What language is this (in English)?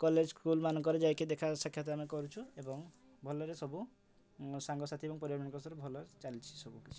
Odia